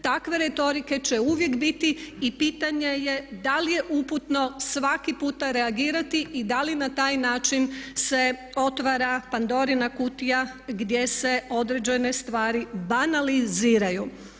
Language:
Croatian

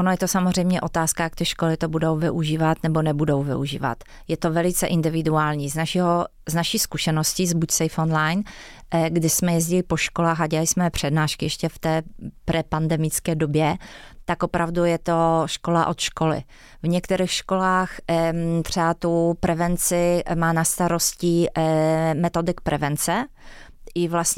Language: Czech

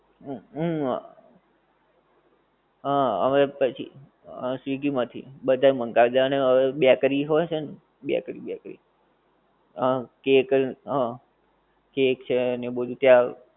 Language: Gujarati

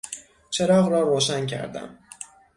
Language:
Persian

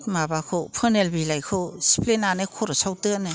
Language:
Bodo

